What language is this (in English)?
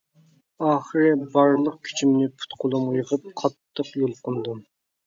Uyghur